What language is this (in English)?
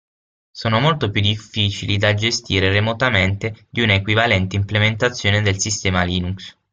Italian